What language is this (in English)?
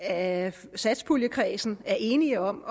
Danish